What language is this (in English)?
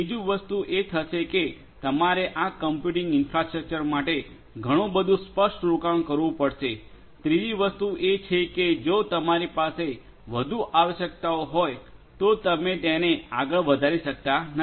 Gujarati